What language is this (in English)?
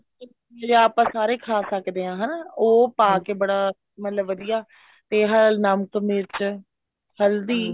Punjabi